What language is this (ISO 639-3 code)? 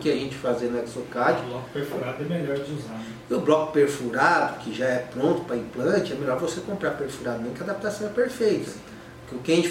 por